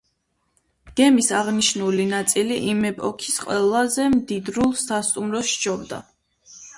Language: Georgian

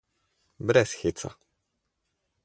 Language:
Slovenian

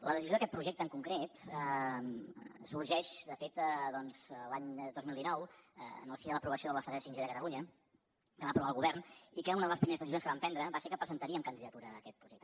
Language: Catalan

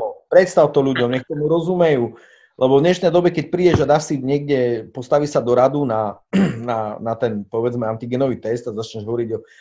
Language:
Slovak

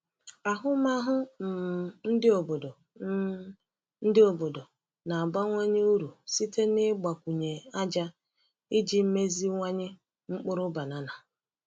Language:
Igbo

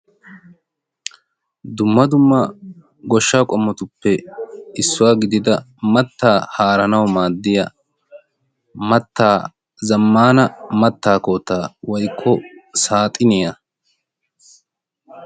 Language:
Wolaytta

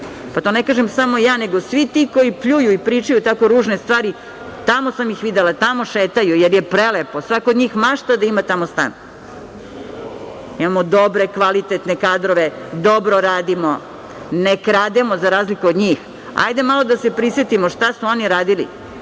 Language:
Serbian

